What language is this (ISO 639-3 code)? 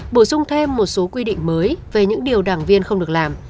vie